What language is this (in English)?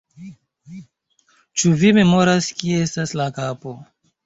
Esperanto